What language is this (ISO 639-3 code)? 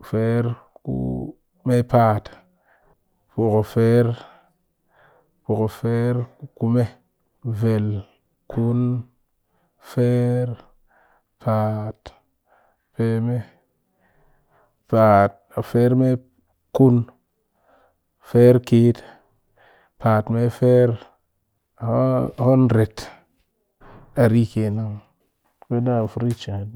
cky